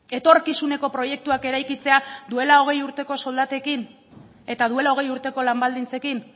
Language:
Basque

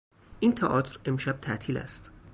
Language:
Persian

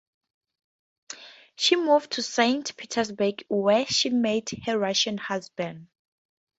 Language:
English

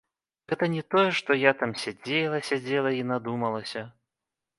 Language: Belarusian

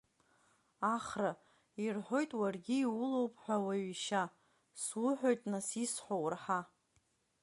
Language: Abkhazian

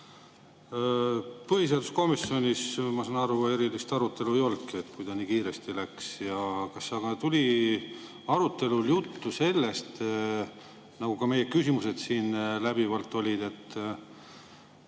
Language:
Estonian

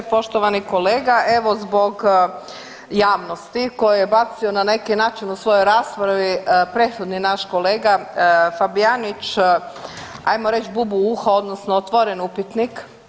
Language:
Croatian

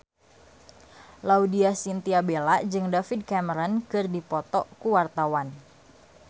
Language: Sundanese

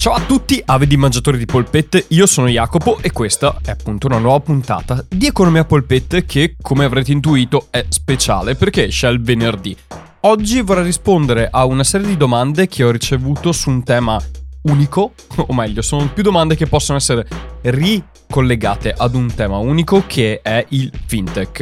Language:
Italian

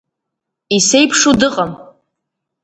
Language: Abkhazian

